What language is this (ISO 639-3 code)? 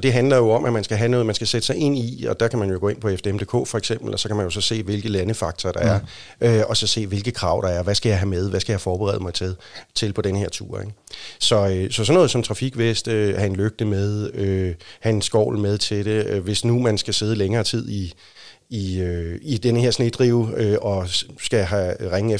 dan